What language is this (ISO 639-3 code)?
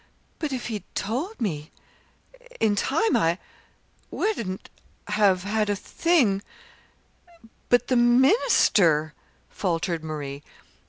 eng